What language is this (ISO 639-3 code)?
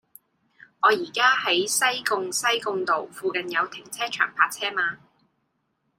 yue